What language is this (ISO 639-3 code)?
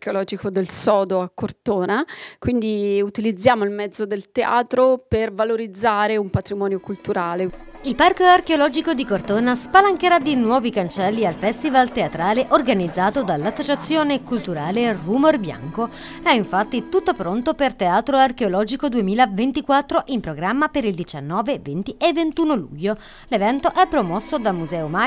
ita